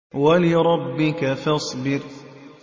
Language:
Arabic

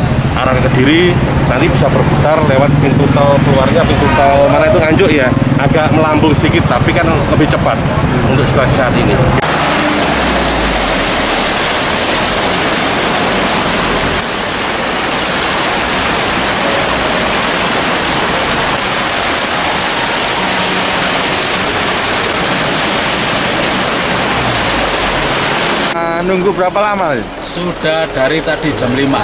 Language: Indonesian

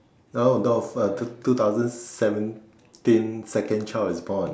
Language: English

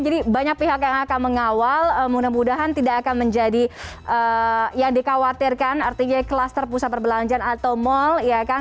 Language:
Indonesian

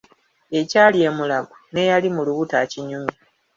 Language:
Ganda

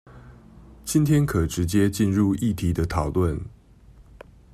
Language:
Chinese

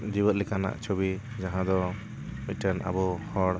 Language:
Santali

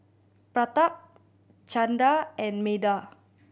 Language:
English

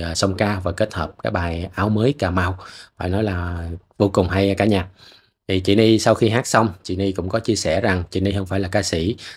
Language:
Vietnamese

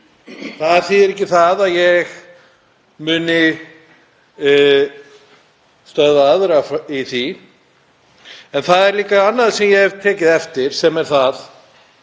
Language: Icelandic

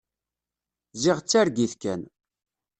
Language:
Kabyle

